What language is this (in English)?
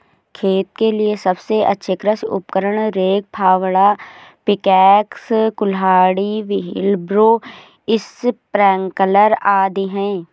Hindi